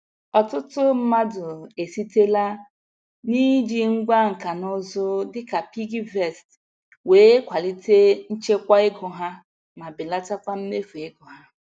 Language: Igbo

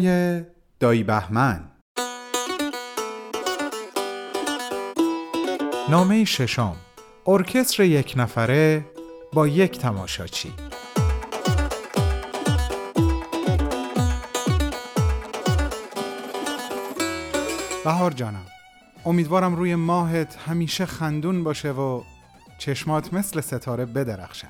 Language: Persian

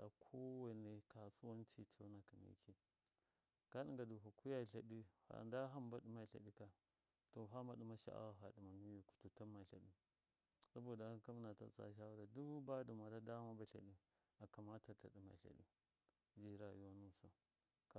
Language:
Miya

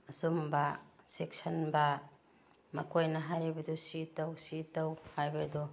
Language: Manipuri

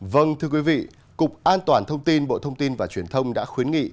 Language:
Vietnamese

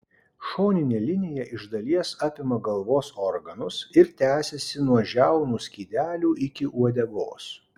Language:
Lithuanian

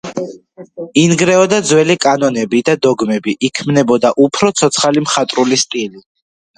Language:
Georgian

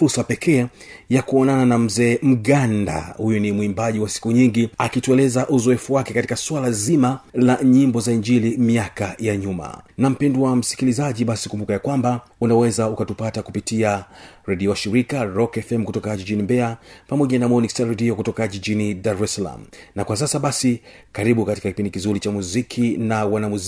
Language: Swahili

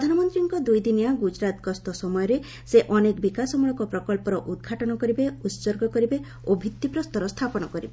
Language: Odia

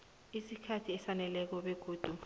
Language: South Ndebele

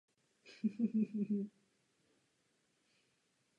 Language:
Czech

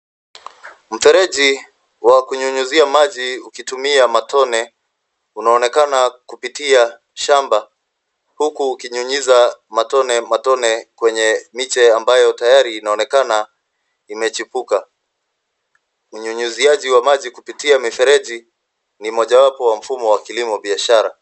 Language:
Swahili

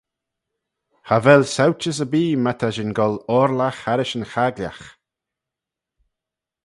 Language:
Manx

